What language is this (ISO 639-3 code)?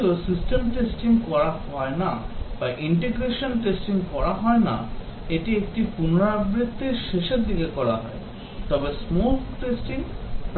ben